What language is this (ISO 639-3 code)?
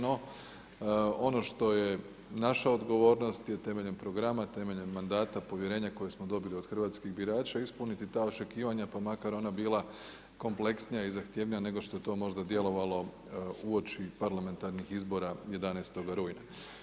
hrv